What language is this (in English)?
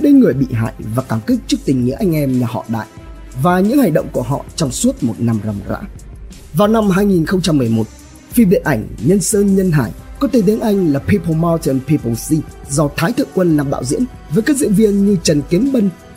Vietnamese